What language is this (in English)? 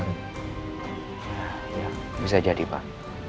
Indonesian